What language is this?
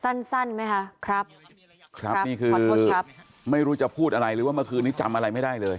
Thai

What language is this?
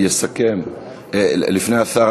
Hebrew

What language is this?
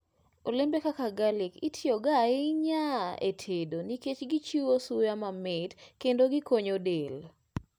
Luo (Kenya and Tanzania)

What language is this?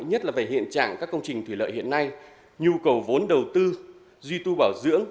Vietnamese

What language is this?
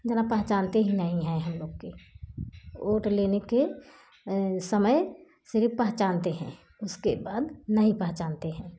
Hindi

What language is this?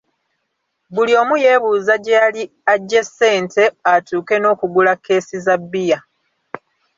Ganda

